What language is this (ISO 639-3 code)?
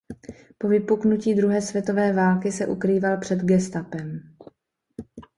ces